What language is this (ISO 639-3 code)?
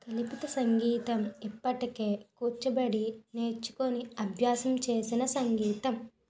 tel